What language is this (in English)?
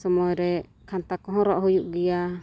Santali